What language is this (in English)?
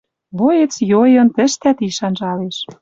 Western Mari